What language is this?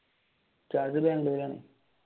Malayalam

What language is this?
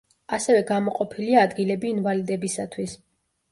Georgian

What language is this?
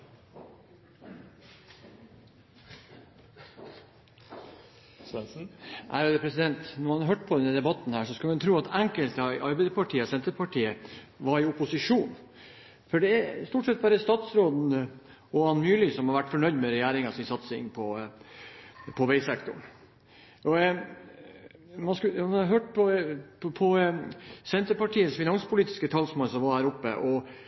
Norwegian Bokmål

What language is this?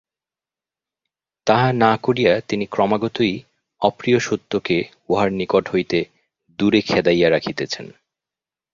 Bangla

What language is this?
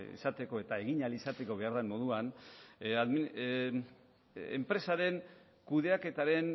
Basque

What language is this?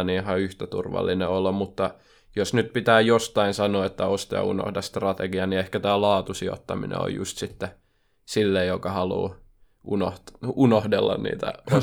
Finnish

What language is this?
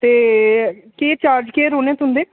Dogri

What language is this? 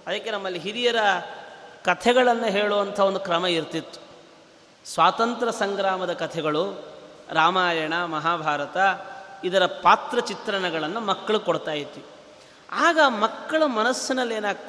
Kannada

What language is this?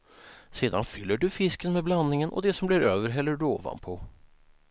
Swedish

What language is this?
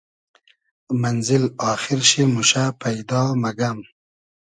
Hazaragi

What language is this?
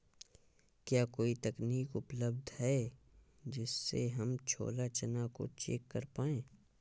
Hindi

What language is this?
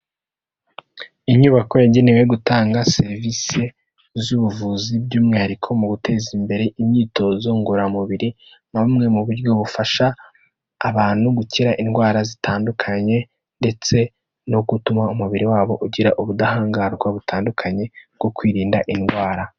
Kinyarwanda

